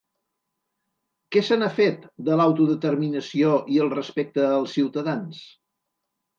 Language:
Catalan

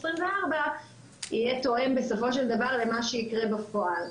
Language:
Hebrew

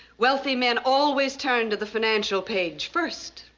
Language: English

